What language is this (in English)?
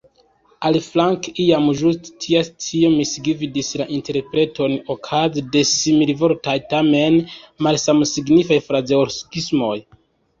Esperanto